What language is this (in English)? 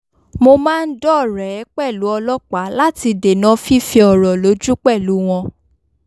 Yoruba